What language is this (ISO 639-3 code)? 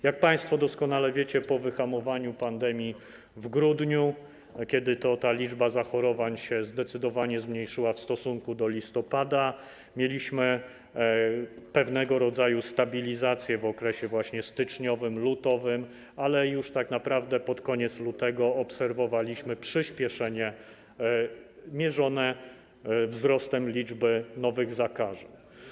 pol